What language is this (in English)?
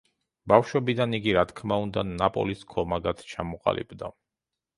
Georgian